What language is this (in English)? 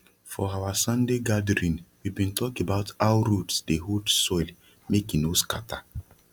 Nigerian Pidgin